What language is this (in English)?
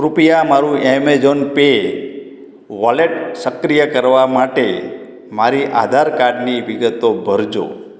Gujarati